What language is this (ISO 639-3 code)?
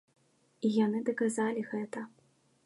bel